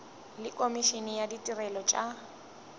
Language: Northern Sotho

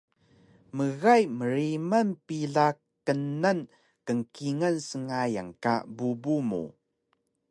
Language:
Taroko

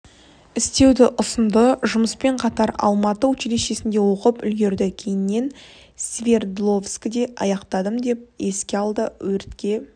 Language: Kazakh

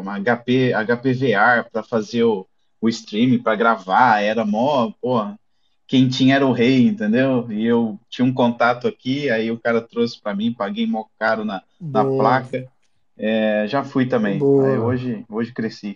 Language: Portuguese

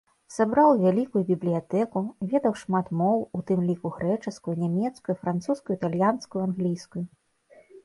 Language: Belarusian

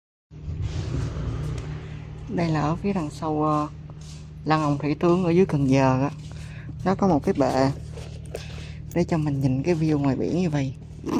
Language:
Vietnamese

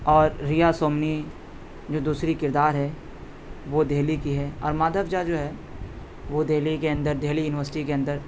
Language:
Urdu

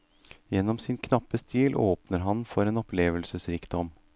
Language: Norwegian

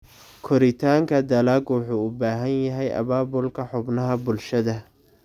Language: Somali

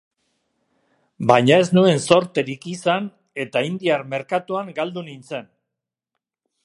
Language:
Basque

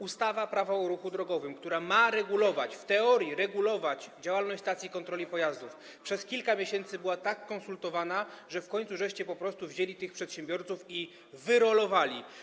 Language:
Polish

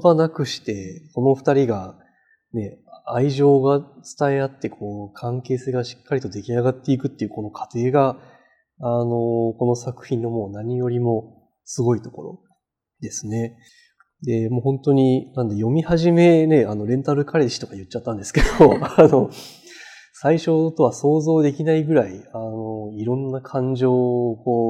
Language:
Japanese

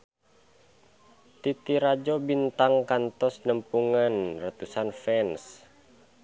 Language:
Sundanese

